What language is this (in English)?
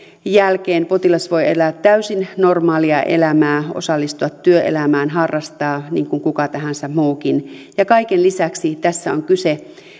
Finnish